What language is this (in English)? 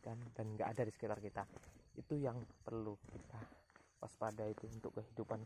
Indonesian